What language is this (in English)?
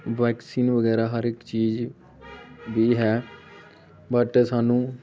Punjabi